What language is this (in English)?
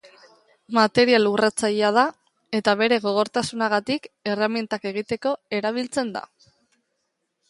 Basque